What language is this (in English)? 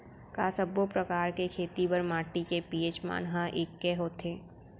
Chhattisgarhi